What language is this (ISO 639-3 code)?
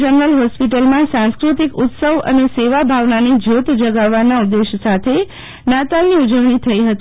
guj